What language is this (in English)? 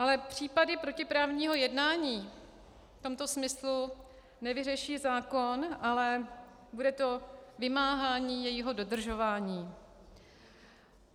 Czech